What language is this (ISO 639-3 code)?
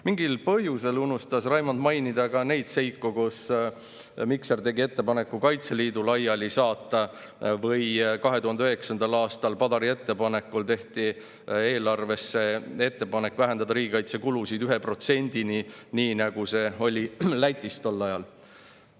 est